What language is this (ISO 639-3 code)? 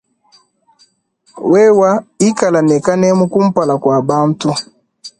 lua